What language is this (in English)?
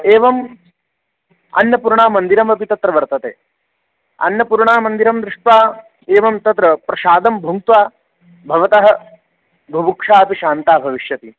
Sanskrit